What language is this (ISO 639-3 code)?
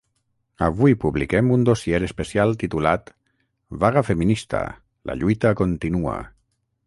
cat